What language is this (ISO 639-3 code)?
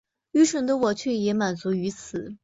zho